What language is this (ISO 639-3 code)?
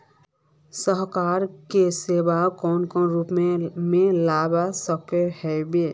mag